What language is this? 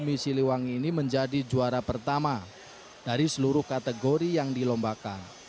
Indonesian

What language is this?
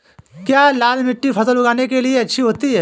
Hindi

